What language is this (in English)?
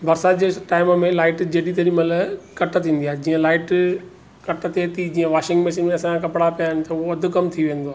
Sindhi